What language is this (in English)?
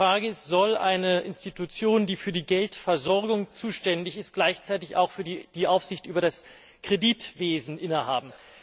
German